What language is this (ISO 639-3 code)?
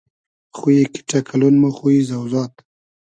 haz